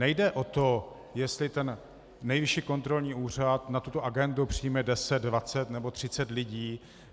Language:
Czech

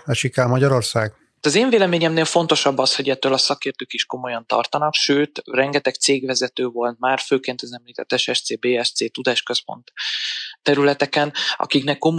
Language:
Hungarian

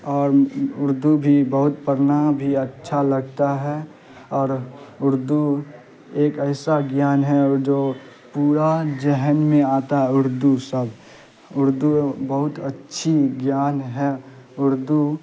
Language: Urdu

